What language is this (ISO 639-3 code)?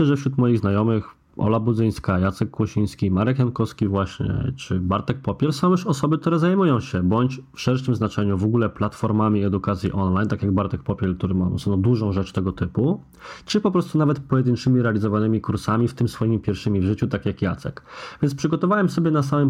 pol